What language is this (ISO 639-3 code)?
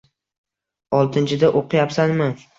uzb